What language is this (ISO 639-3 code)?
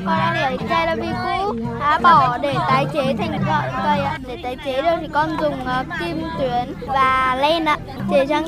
vie